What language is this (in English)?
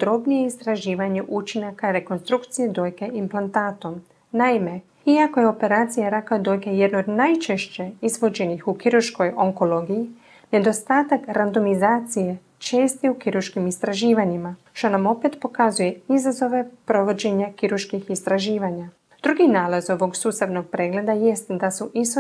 Croatian